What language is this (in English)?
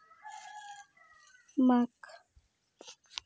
Santali